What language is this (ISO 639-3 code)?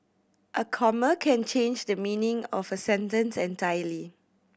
eng